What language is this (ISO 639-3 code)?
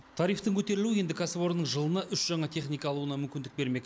kaz